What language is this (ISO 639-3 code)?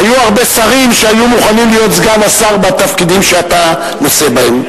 heb